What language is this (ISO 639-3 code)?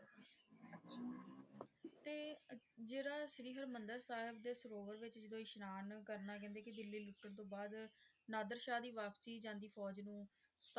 pan